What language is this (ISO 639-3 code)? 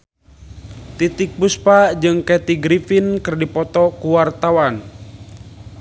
sun